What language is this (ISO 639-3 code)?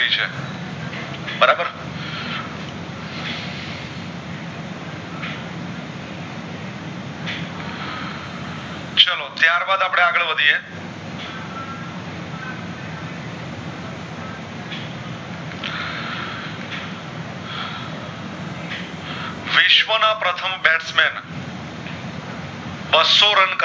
guj